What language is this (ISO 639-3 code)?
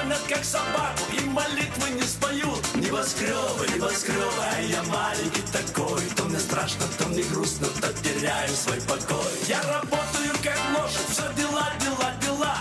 rus